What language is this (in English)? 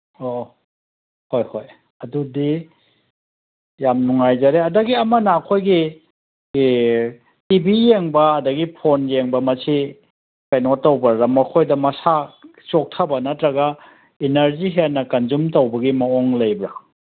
Manipuri